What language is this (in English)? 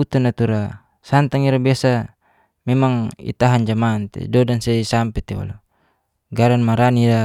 Geser-Gorom